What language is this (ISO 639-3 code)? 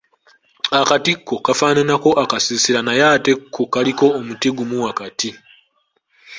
lug